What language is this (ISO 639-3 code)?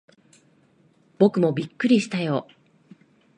jpn